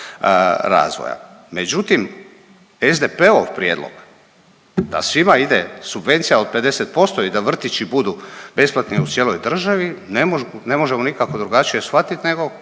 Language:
Croatian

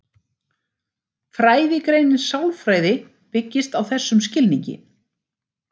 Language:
Icelandic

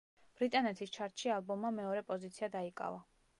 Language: Georgian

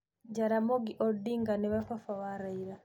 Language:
Kikuyu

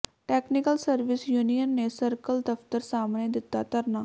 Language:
Punjabi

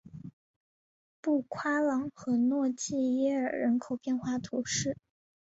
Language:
Chinese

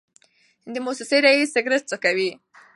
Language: Pashto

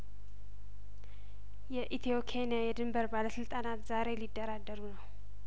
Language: Amharic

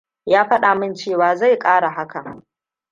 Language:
Hausa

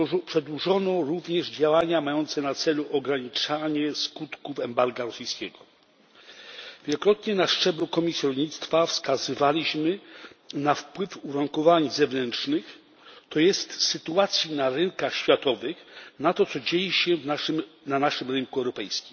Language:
Polish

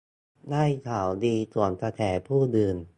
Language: Thai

